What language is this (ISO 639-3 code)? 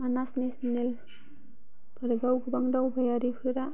brx